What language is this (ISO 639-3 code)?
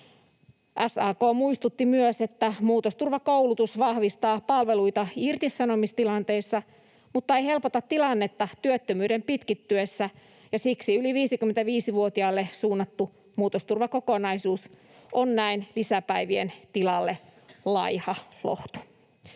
fin